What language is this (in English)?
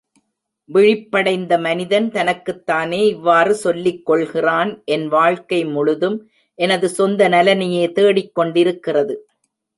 Tamil